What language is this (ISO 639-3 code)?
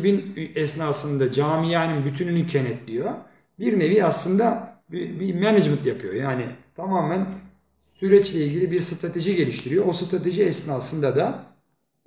tur